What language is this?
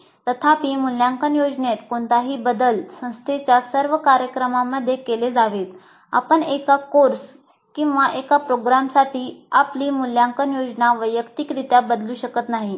Marathi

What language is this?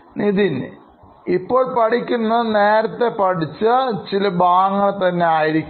Malayalam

